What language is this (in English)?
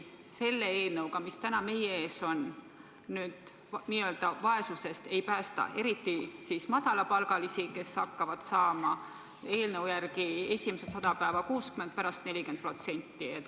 Estonian